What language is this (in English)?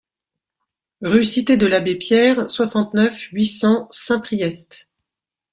French